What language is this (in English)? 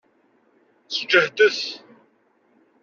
Kabyle